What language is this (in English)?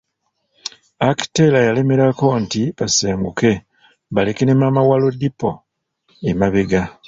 Ganda